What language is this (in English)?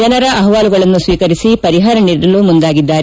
Kannada